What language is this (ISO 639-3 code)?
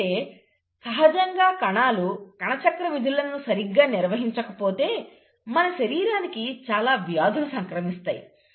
tel